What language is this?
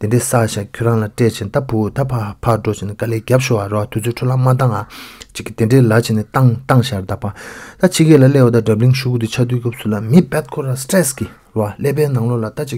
Turkish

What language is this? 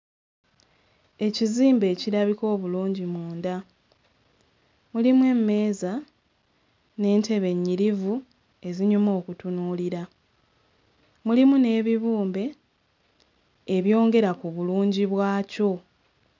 Ganda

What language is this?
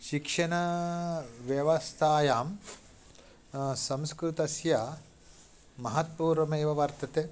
Sanskrit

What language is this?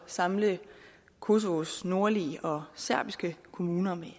Danish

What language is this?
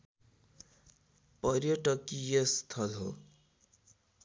Nepali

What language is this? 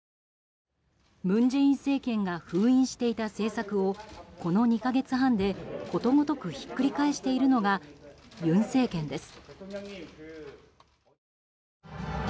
Japanese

